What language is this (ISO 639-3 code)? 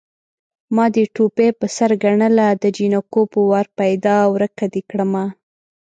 pus